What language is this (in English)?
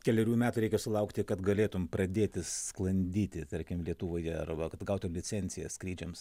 Lithuanian